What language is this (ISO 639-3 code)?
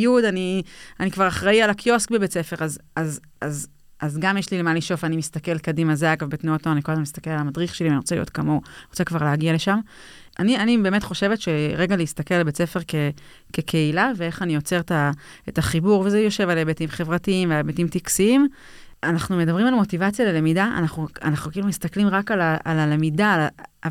heb